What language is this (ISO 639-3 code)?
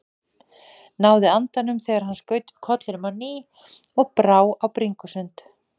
isl